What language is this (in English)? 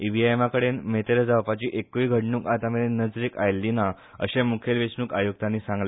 Konkani